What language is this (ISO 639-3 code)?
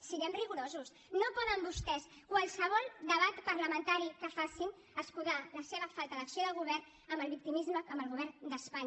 cat